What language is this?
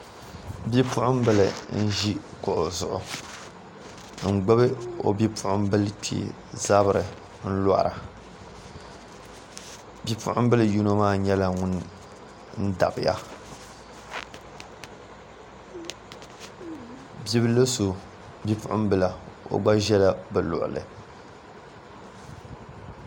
Dagbani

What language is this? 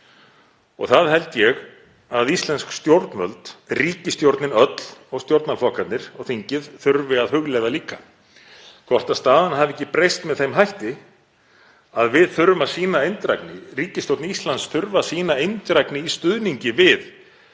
Icelandic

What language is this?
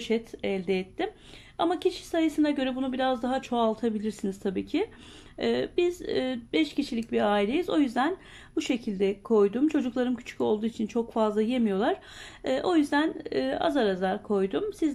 Turkish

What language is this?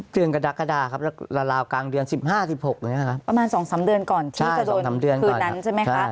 Thai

